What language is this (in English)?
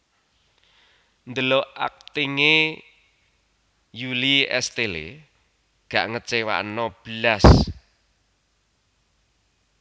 Javanese